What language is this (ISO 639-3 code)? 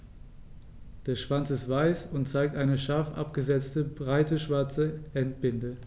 deu